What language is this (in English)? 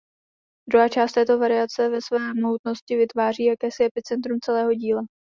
Czech